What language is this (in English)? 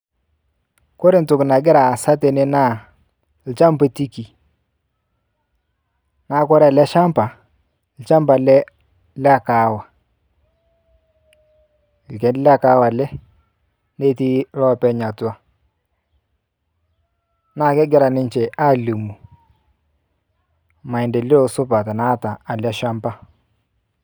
Masai